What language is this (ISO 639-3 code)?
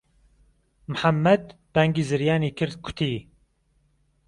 ckb